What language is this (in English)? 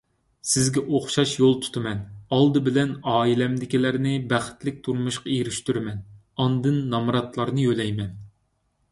Uyghur